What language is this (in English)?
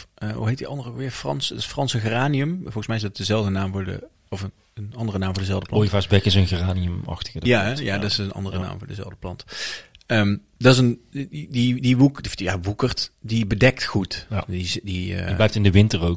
Dutch